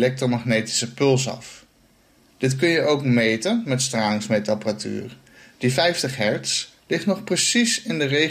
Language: Dutch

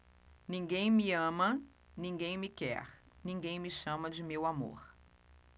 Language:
Portuguese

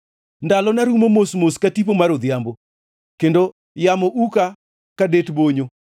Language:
Luo (Kenya and Tanzania)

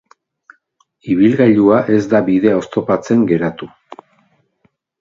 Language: Basque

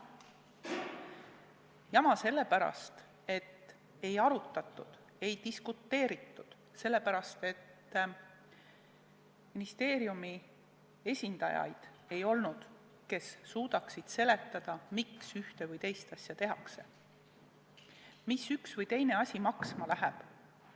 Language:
Estonian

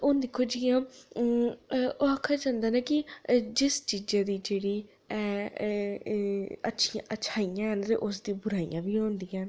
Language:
Dogri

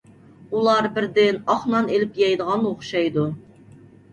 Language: Uyghur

